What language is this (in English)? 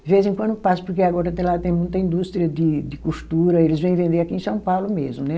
Portuguese